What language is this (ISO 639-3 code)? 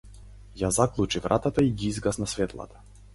mkd